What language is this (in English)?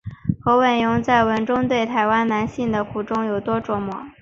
Chinese